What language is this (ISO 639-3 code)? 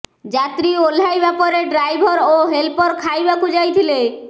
ori